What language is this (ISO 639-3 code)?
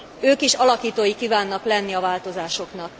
hun